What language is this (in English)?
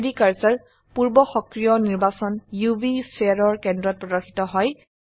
Assamese